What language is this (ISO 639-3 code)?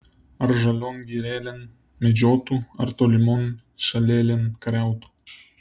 lit